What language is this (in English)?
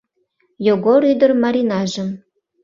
Mari